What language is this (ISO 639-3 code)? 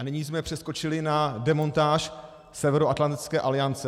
ces